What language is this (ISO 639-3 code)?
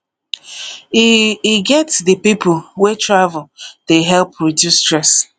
pcm